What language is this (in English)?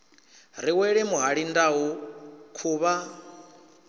Venda